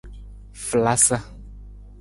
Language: Nawdm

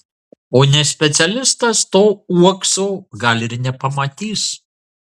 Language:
Lithuanian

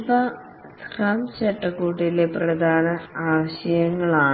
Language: Malayalam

